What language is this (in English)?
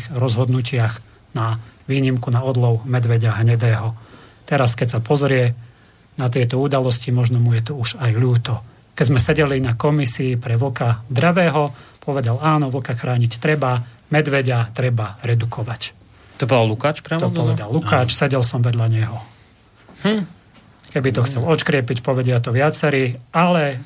Slovak